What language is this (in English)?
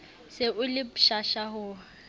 Southern Sotho